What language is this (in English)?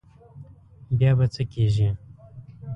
Pashto